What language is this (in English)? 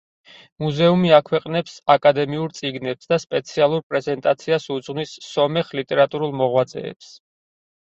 Georgian